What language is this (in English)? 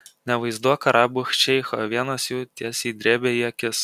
Lithuanian